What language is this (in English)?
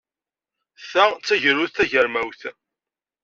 Kabyle